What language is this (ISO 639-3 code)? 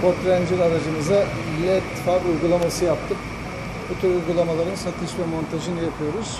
tur